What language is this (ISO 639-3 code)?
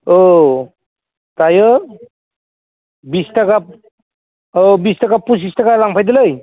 brx